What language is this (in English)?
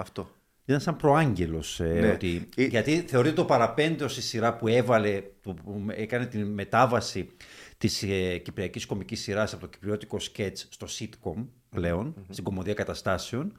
Greek